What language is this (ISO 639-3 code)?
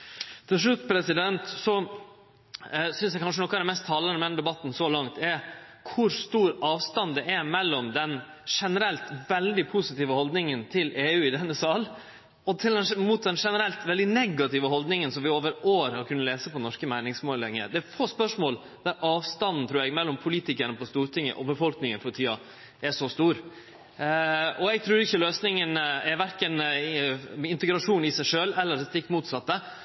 nno